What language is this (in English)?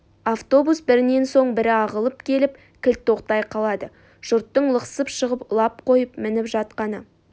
Kazakh